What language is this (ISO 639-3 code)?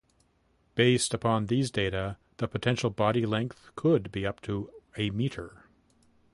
eng